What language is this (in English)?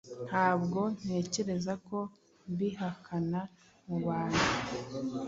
Kinyarwanda